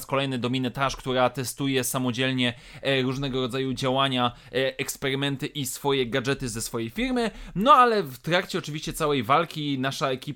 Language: Polish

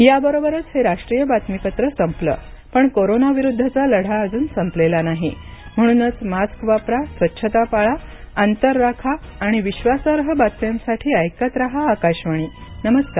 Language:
Marathi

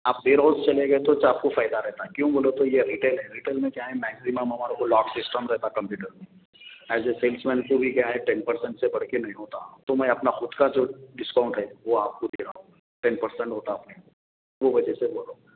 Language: Urdu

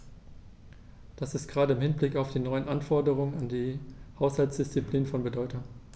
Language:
German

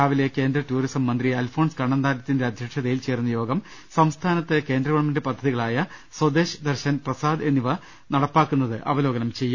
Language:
Malayalam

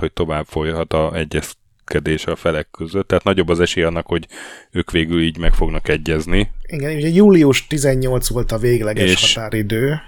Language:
Hungarian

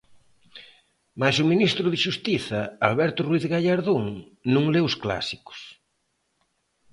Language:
Galician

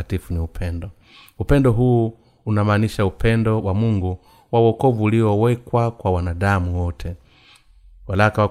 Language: Swahili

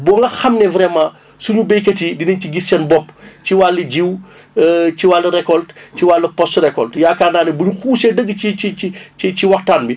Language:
Wolof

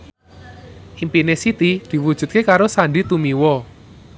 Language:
Javanese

